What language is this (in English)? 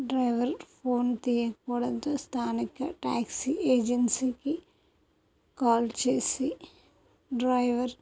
Telugu